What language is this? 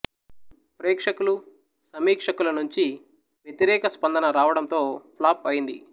Telugu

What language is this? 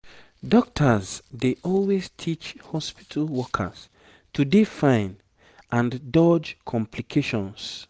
Nigerian Pidgin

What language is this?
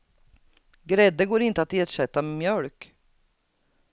Swedish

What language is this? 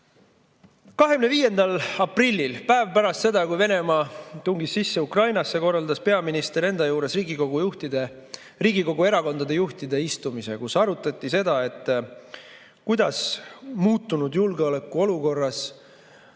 Estonian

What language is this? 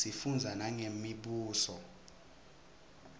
Swati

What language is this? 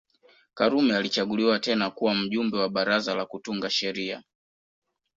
Swahili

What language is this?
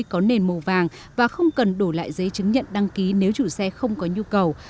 Vietnamese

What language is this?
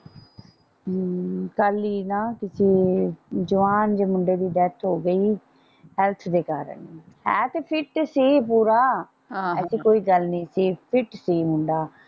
Punjabi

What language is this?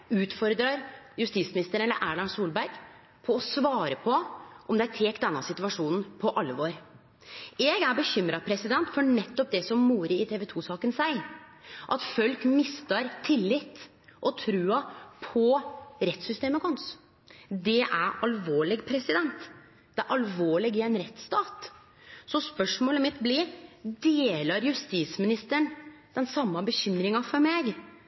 Norwegian Nynorsk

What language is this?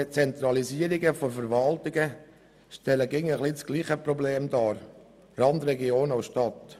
Swiss German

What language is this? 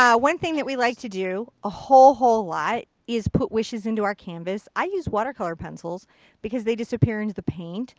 English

